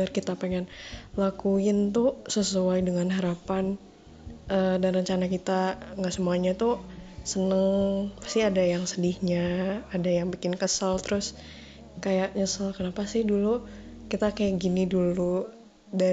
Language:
Indonesian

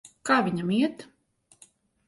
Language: Latvian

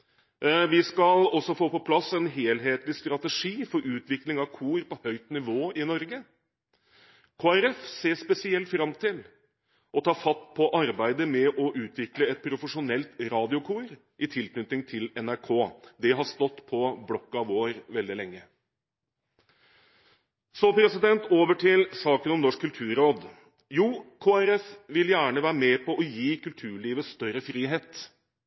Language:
Norwegian Bokmål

